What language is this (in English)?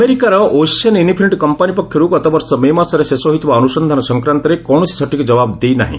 Odia